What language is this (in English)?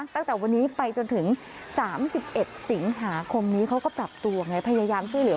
Thai